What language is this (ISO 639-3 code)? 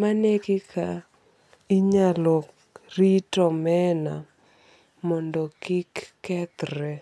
luo